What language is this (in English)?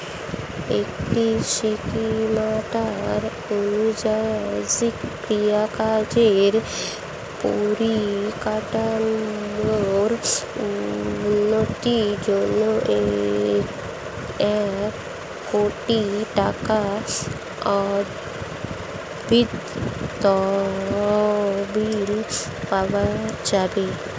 Bangla